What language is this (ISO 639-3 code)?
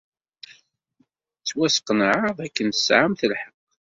kab